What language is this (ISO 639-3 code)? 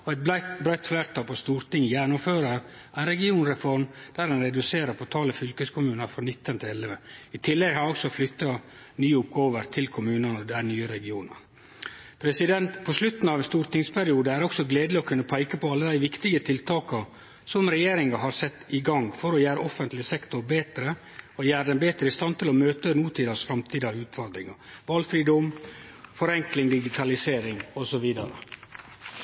nno